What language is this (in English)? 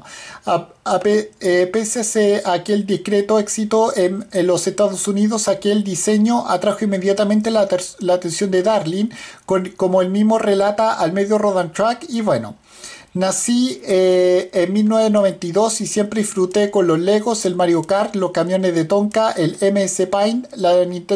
Spanish